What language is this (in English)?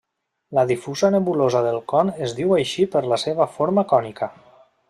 Catalan